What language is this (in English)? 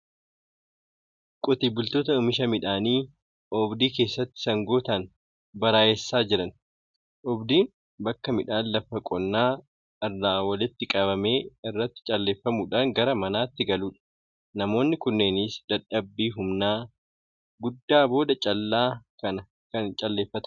Oromo